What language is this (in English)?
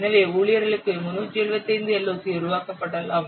Tamil